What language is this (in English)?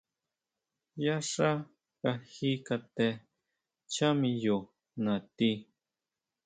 Huautla Mazatec